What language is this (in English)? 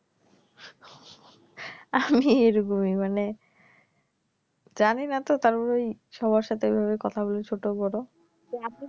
Bangla